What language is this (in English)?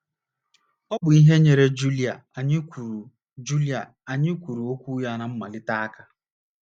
Igbo